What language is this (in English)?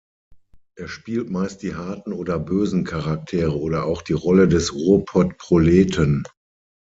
German